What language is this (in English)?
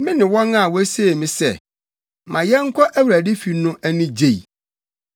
Akan